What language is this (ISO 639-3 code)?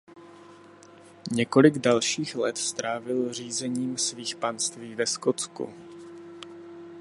ces